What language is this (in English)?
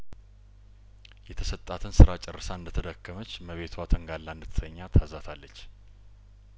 Amharic